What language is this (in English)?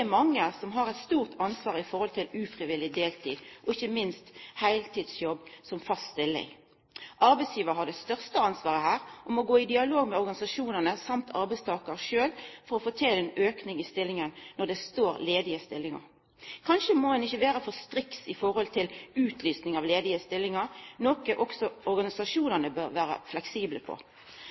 Norwegian Nynorsk